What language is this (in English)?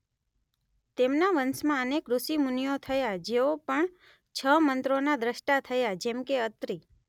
Gujarati